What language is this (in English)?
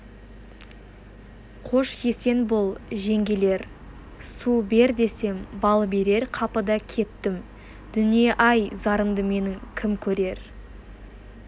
Kazakh